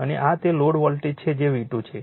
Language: Gujarati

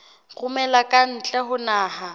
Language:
Southern Sotho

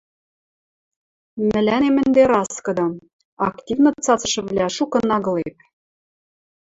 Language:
Western Mari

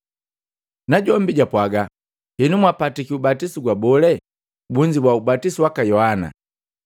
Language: Matengo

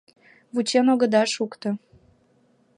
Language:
Mari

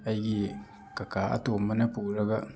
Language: Manipuri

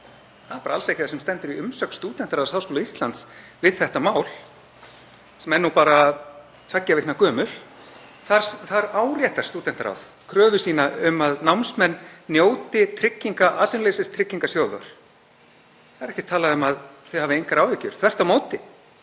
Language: Icelandic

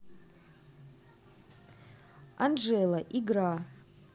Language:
Russian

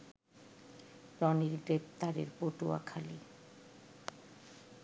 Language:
Bangla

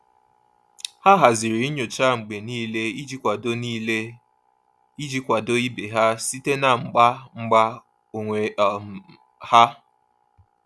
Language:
Igbo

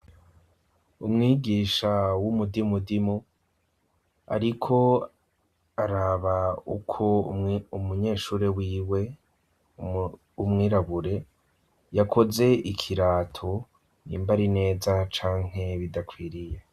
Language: Rundi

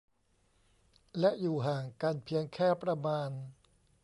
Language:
Thai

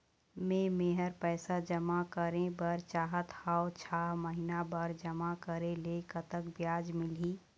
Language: Chhattisgarhi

